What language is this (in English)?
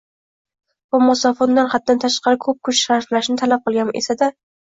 Uzbek